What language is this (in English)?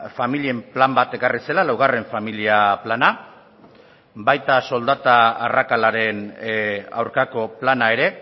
Basque